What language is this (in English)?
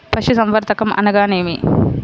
Telugu